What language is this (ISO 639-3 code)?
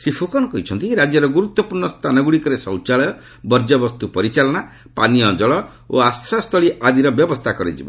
ori